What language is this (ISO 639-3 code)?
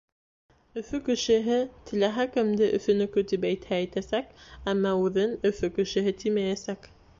bak